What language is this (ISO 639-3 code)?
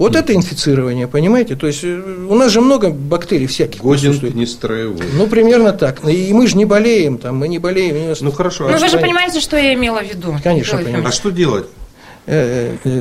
rus